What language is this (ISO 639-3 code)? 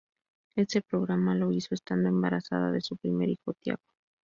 spa